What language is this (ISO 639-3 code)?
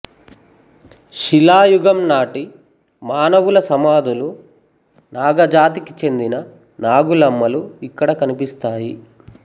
tel